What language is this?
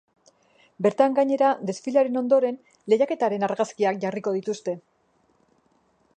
Basque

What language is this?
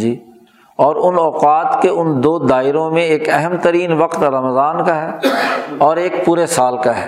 Urdu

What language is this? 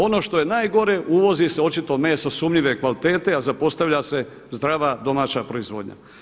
Croatian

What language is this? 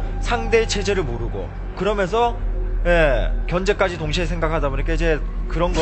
Korean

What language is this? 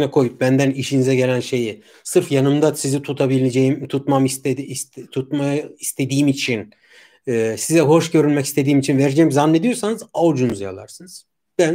Turkish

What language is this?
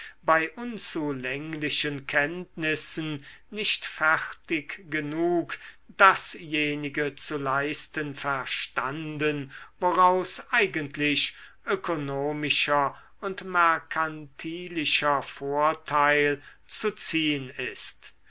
German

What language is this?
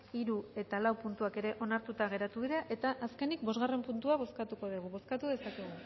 Basque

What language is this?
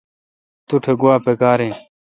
Kalkoti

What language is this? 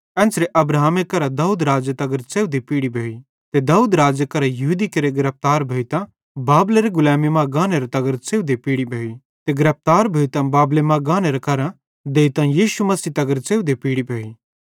Bhadrawahi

